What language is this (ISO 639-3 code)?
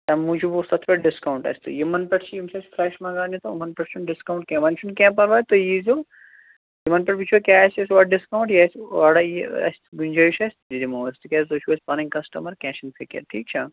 kas